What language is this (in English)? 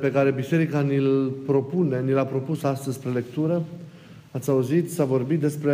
Romanian